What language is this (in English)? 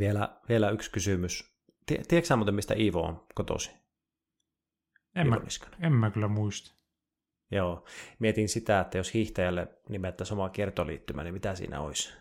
Finnish